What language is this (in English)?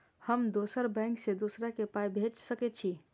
Maithili